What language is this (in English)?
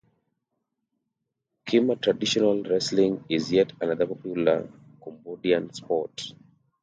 English